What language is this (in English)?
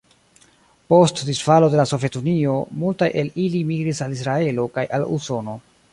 Esperanto